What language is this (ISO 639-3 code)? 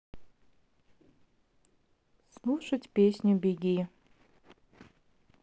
rus